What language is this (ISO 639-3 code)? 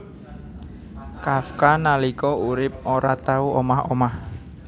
jav